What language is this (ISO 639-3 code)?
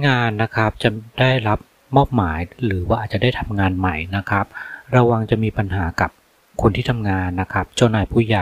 tha